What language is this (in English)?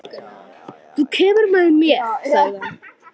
Icelandic